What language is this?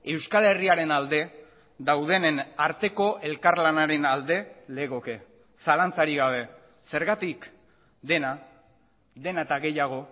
Basque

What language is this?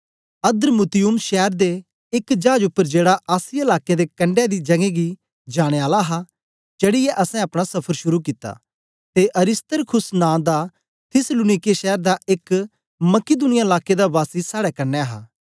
Dogri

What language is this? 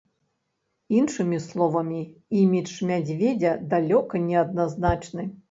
Belarusian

